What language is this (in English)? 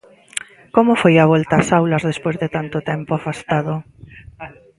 Galician